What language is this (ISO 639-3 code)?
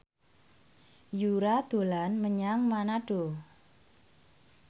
jav